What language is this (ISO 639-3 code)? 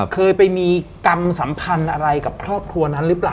tha